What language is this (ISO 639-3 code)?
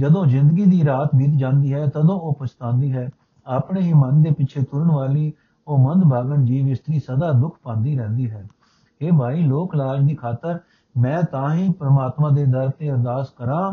pan